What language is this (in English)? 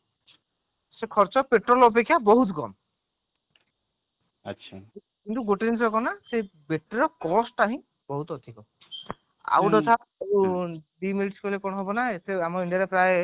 Odia